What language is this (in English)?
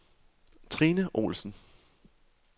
Danish